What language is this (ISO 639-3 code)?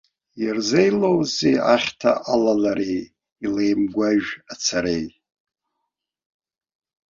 abk